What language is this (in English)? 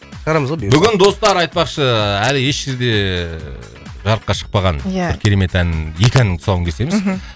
Kazakh